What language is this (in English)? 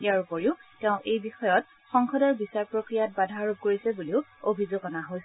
Assamese